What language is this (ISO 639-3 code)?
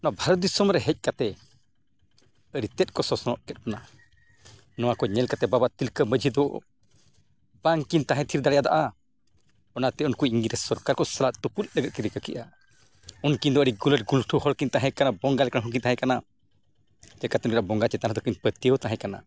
sat